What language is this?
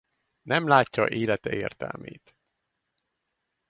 Hungarian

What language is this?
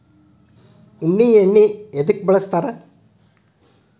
Kannada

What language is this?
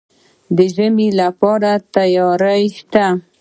Pashto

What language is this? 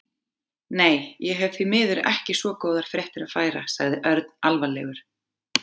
Icelandic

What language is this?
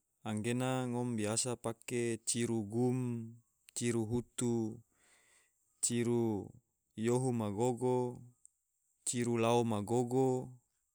Tidore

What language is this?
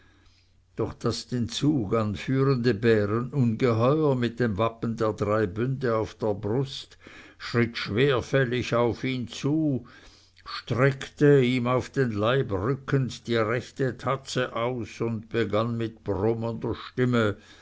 German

